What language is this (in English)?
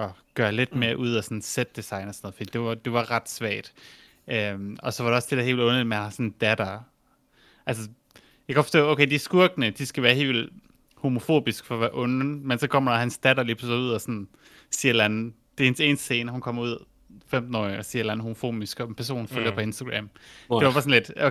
Danish